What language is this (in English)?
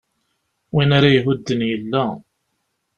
Kabyle